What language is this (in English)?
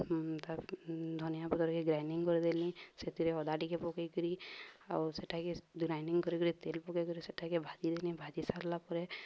Odia